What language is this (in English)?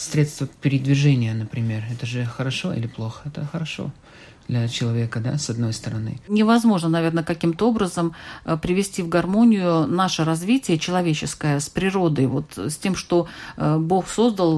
Russian